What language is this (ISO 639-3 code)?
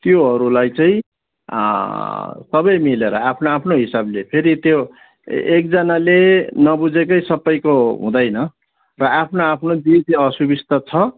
nep